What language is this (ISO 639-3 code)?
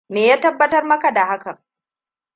hau